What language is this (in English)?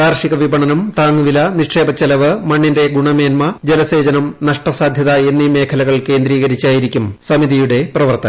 Malayalam